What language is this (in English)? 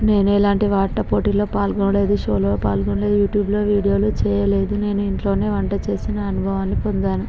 Telugu